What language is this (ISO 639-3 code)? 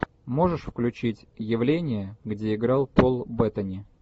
rus